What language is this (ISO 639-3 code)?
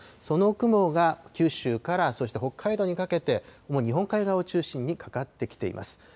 jpn